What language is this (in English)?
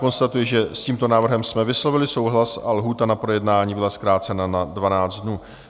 Czech